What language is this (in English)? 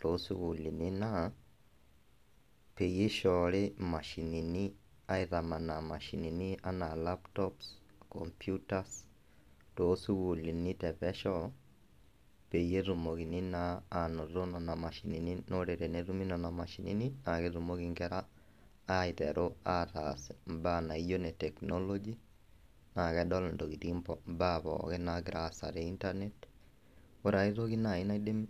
Masai